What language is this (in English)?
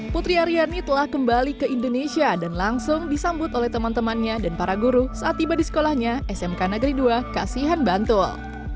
Indonesian